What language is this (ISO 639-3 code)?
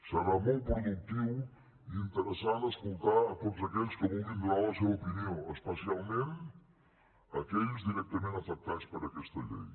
cat